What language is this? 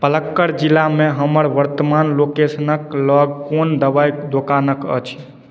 Maithili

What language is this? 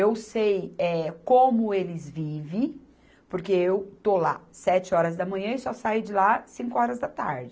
Portuguese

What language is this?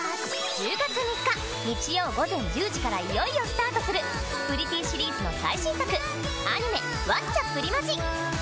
Japanese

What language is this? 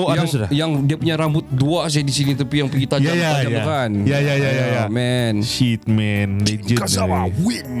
Malay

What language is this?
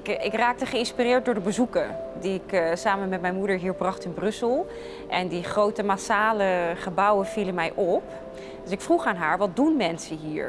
Dutch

